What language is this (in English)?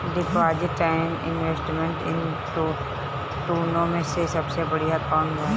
Bhojpuri